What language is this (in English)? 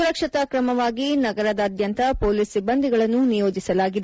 Kannada